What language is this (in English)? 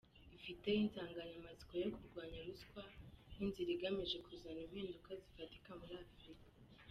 Kinyarwanda